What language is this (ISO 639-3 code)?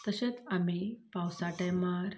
kok